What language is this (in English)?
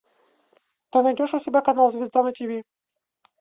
Russian